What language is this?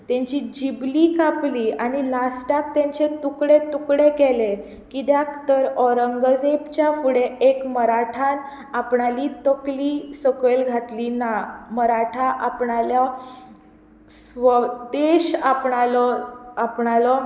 Konkani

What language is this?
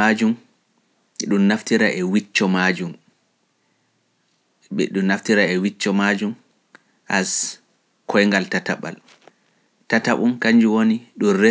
Pular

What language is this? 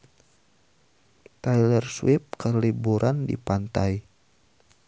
Sundanese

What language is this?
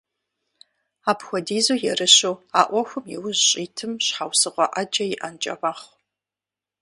Kabardian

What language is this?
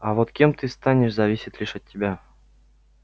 Russian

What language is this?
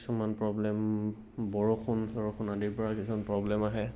Assamese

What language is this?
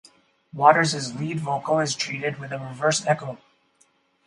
English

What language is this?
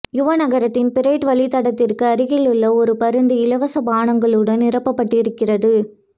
Tamil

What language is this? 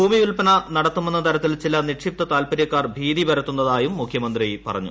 Malayalam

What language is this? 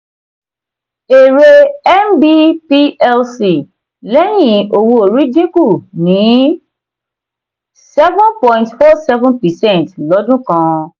Yoruba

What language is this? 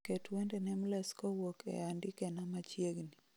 Luo (Kenya and Tanzania)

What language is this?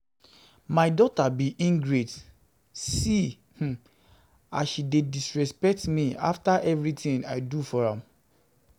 Nigerian Pidgin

